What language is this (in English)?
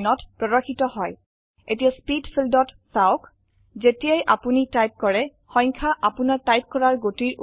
Assamese